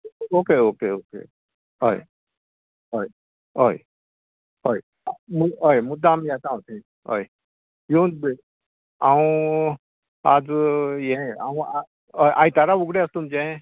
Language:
Konkani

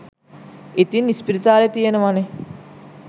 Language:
Sinhala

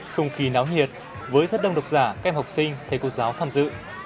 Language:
Vietnamese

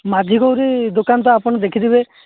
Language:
Odia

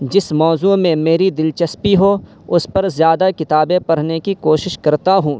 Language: Urdu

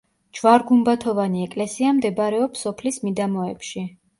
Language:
Georgian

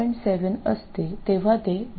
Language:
Marathi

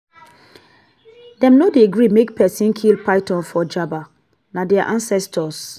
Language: Nigerian Pidgin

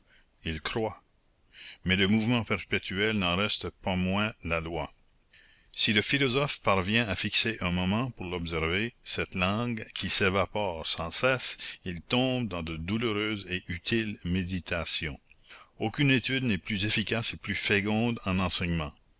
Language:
French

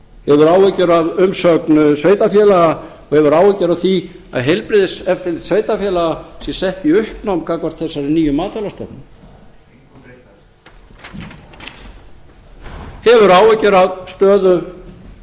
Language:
Icelandic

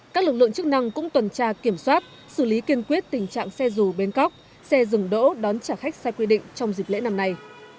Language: Vietnamese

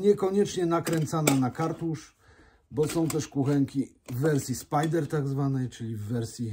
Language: Polish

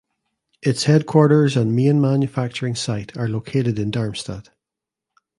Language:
English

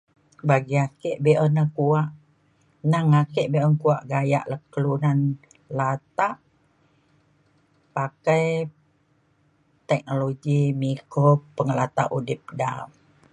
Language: Mainstream Kenyah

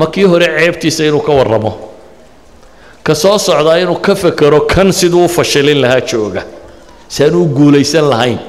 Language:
Arabic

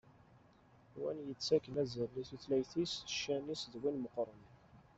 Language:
Kabyle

